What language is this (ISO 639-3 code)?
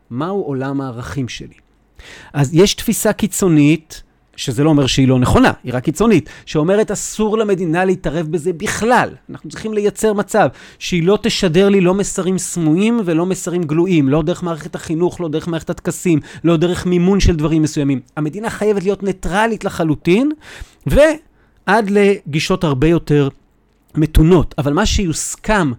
heb